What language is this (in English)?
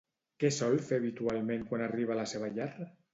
Catalan